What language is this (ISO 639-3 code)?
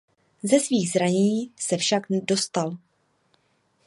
ces